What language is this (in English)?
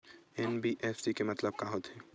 Chhattisgarhi